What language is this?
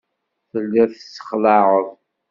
Kabyle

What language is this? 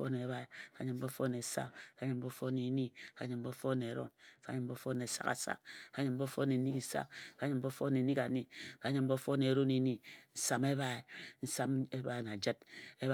Ejagham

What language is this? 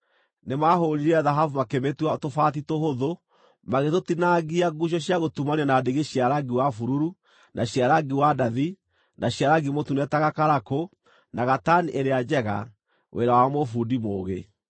Kikuyu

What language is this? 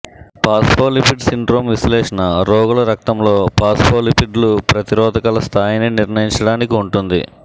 Telugu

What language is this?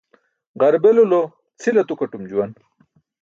Burushaski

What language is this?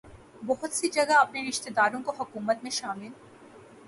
Urdu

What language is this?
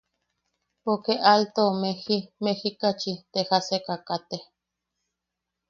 Yaqui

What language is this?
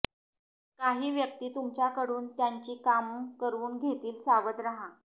Marathi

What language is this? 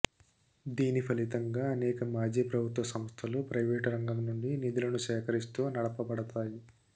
Telugu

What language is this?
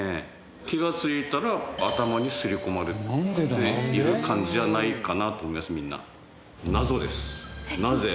Japanese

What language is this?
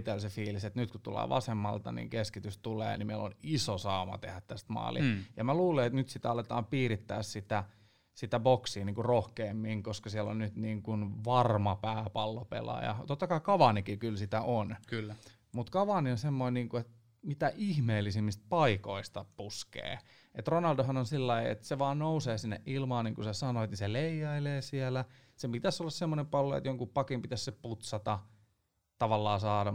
Finnish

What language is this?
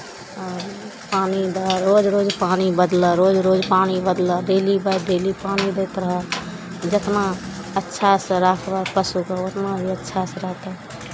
Maithili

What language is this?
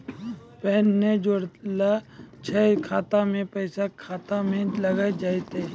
Maithili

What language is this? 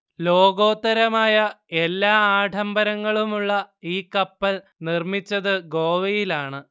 Malayalam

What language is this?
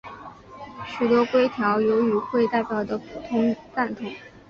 Chinese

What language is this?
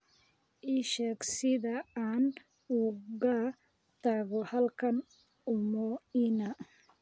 Somali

